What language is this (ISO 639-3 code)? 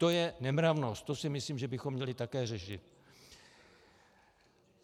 ces